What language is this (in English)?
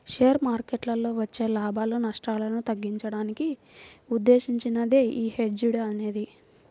Telugu